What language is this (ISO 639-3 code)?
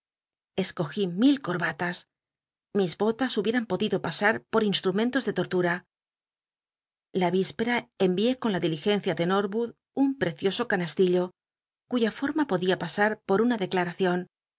spa